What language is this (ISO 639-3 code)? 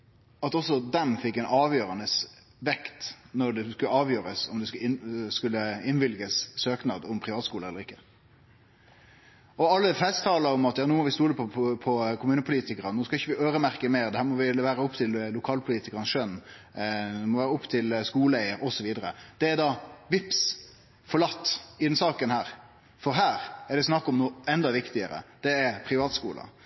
nno